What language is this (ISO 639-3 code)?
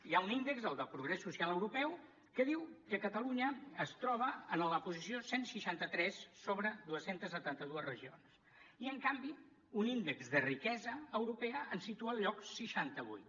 cat